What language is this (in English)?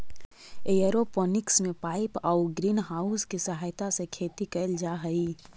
Magahi